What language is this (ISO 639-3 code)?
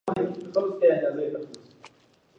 pus